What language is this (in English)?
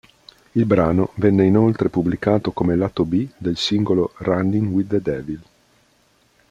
Italian